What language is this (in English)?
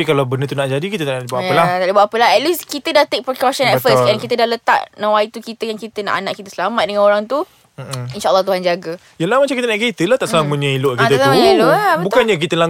Malay